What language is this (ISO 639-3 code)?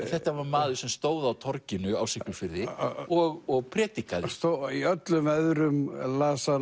isl